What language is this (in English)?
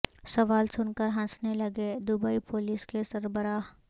Urdu